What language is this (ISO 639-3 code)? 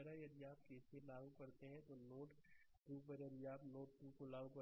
hin